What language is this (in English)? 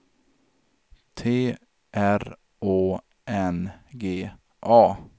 Swedish